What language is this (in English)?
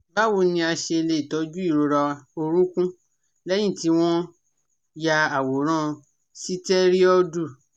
Yoruba